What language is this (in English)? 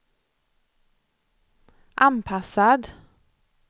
Swedish